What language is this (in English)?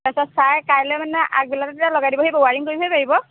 Assamese